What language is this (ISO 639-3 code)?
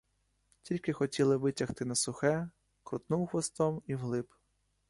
ukr